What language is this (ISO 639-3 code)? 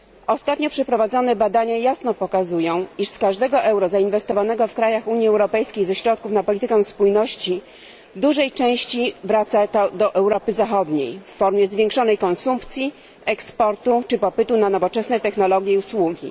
pol